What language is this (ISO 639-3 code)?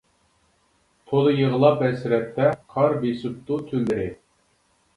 uig